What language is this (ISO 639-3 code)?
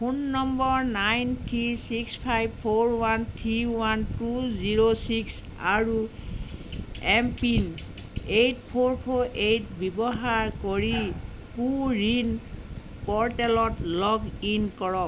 asm